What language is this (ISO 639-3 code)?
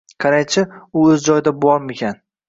uzb